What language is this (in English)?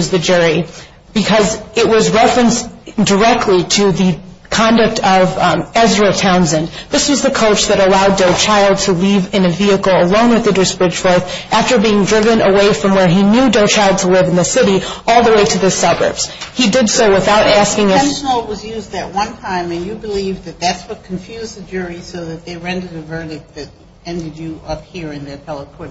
English